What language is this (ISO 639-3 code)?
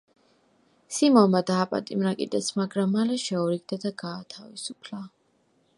kat